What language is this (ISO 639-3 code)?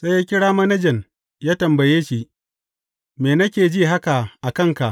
hau